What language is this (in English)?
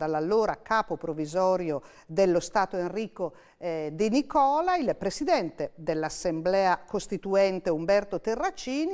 Italian